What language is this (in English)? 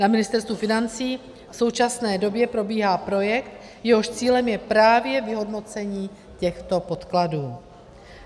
Czech